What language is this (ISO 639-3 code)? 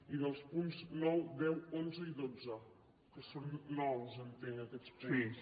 cat